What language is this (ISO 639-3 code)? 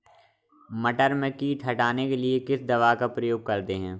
hin